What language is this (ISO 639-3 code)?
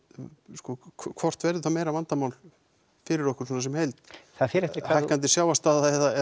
isl